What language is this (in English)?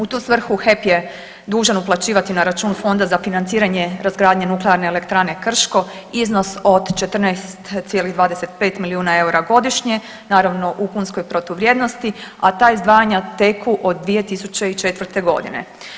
Croatian